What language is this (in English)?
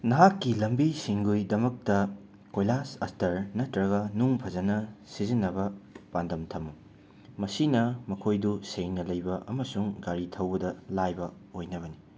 Manipuri